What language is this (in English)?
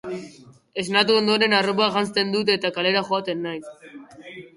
Basque